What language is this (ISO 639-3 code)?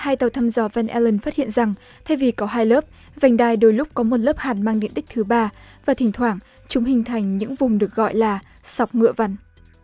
vie